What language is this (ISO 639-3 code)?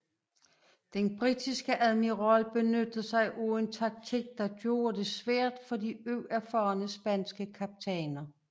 dan